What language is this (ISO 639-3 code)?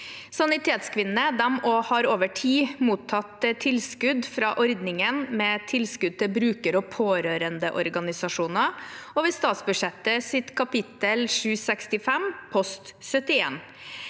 nor